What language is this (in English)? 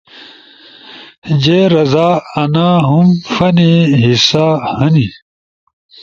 Ushojo